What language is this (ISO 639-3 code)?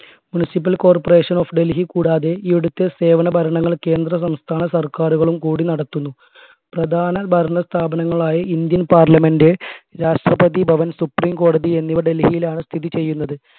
mal